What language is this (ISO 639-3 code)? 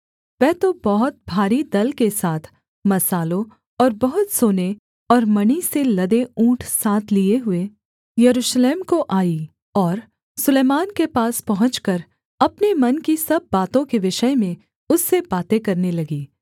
hin